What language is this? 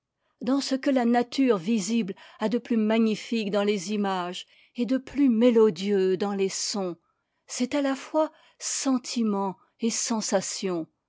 French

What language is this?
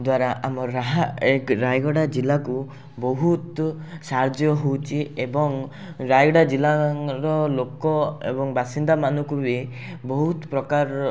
Odia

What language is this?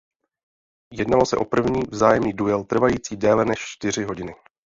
Czech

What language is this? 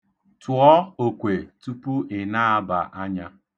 Igbo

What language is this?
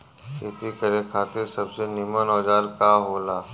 Bhojpuri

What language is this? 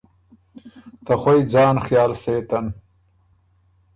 Ormuri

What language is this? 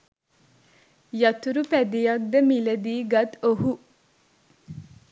Sinhala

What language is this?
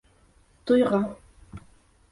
Bashkir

